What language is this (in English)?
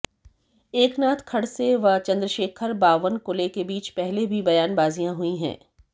Hindi